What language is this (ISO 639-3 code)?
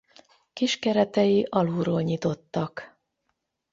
hun